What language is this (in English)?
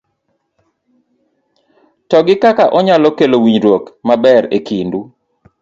Luo (Kenya and Tanzania)